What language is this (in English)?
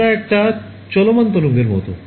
Bangla